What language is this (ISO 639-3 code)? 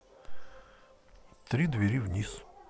rus